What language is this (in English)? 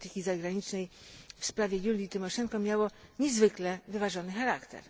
Polish